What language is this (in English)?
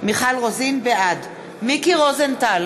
Hebrew